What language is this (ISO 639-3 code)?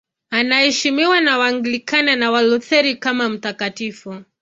swa